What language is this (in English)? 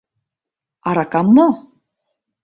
Mari